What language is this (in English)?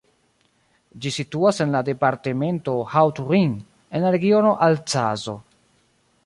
Esperanto